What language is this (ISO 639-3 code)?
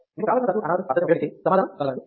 tel